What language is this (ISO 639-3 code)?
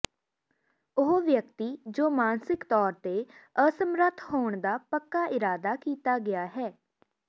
pan